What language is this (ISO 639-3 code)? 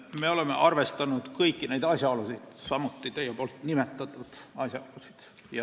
est